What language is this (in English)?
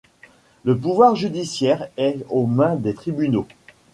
French